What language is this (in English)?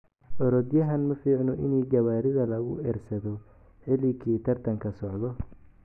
Somali